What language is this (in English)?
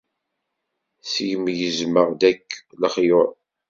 Kabyle